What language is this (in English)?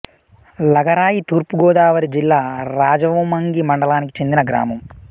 Telugu